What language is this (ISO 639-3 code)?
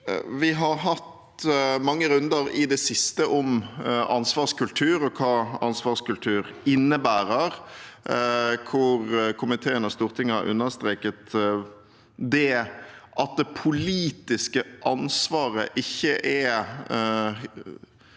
nor